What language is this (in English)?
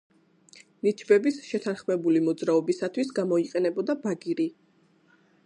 Georgian